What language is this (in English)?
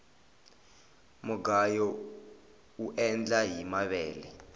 Tsonga